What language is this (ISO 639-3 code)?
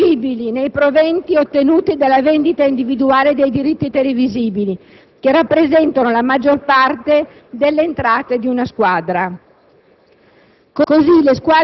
ita